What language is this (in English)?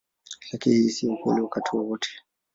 Swahili